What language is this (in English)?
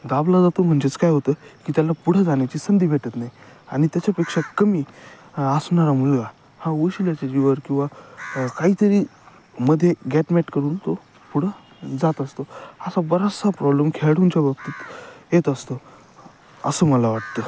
Marathi